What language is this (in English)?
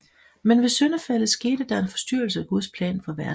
Danish